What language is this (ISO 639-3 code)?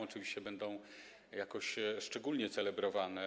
pol